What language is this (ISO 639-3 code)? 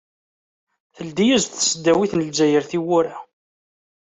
kab